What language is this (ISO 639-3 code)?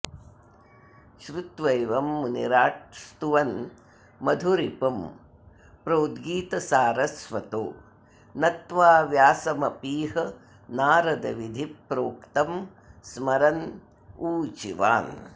san